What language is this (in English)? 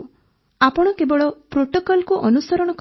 Odia